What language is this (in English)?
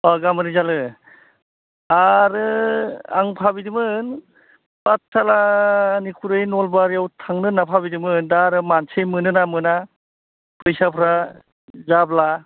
Bodo